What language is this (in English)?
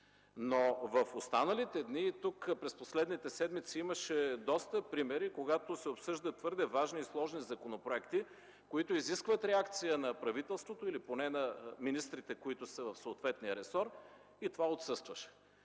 Bulgarian